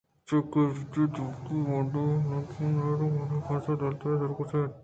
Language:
Eastern Balochi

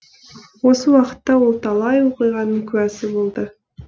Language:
Kazakh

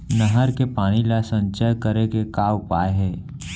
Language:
Chhattisgarhi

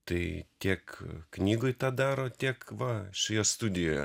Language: Lithuanian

